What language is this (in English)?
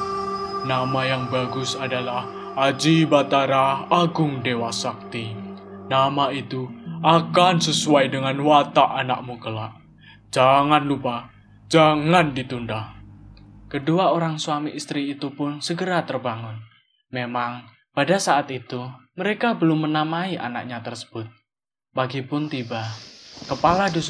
Indonesian